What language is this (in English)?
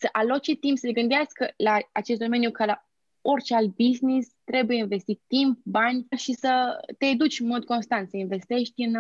Romanian